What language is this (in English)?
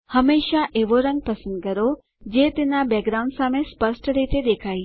Gujarati